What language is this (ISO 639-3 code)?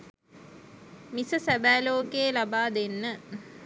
sin